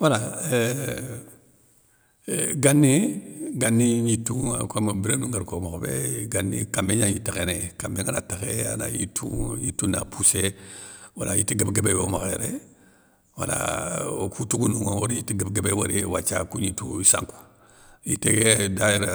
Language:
Soninke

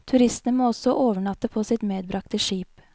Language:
Norwegian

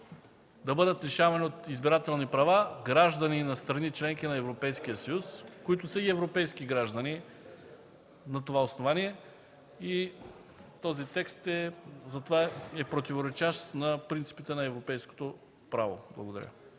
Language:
Bulgarian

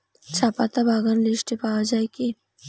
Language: Bangla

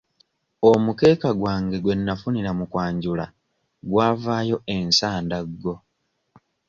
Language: Ganda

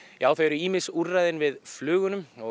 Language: Icelandic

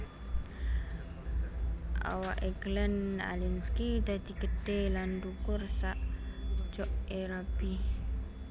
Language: Javanese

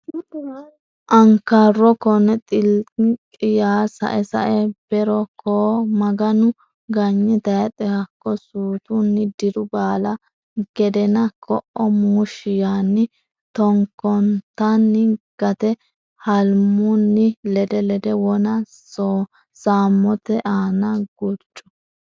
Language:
Sidamo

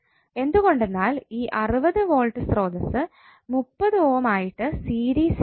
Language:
Malayalam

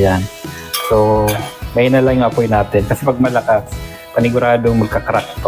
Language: Filipino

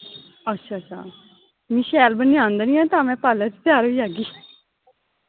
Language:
Dogri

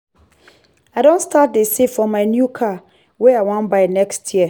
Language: Nigerian Pidgin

